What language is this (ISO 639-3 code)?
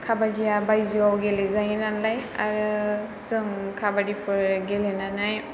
brx